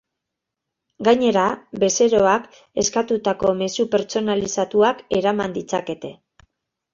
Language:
Basque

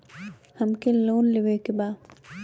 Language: Bhojpuri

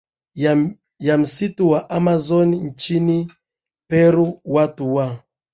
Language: Swahili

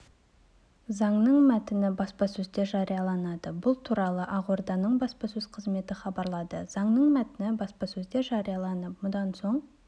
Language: Kazakh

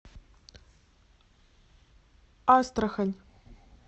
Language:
Russian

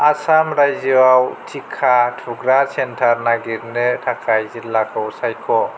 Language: Bodo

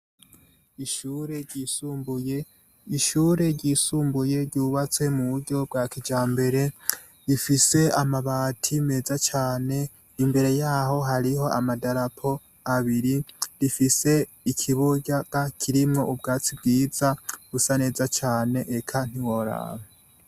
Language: Rundi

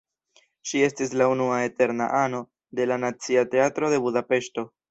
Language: Esperanto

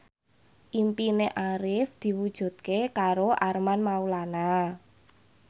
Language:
Javanese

